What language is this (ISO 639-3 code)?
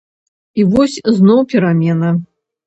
bel